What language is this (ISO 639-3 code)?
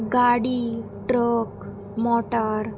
kok